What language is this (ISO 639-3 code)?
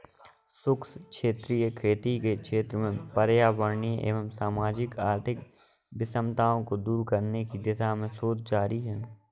hin